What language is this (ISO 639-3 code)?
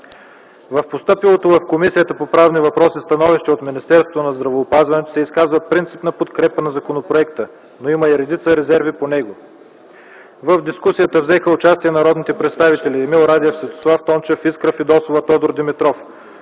bul